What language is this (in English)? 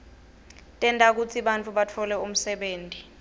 Swati